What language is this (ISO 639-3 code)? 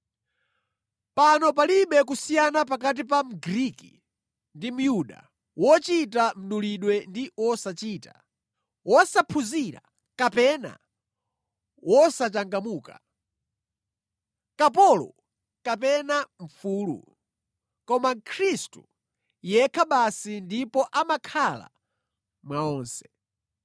nya